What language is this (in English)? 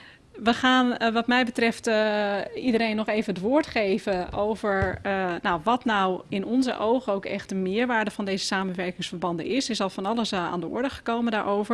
Dutch